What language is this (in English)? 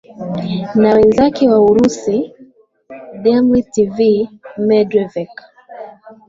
Swahili